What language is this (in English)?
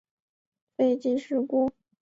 Chinese